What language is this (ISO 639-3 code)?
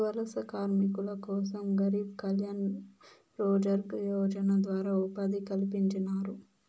tel